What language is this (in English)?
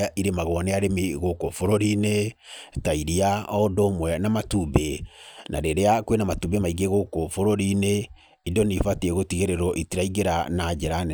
Kikuyu